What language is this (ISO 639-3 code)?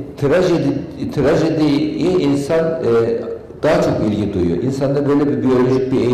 tur